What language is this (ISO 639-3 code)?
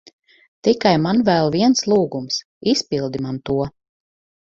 lav